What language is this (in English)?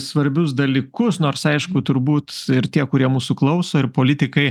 Lithuanian